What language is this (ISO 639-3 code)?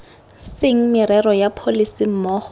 tsn